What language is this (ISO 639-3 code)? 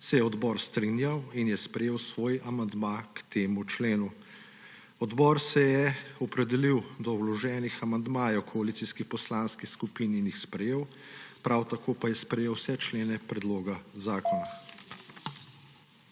slv